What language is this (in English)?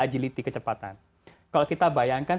Indonesian